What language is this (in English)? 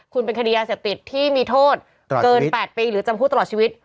Thai